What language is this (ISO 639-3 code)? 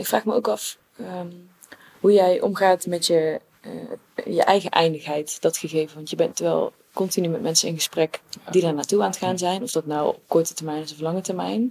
nld